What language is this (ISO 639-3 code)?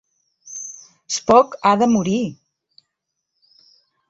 cat